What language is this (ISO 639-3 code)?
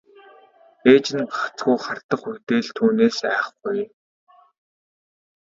mon